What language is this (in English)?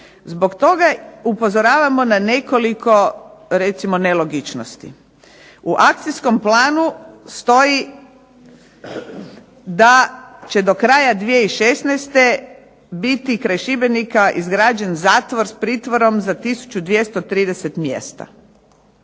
Croatian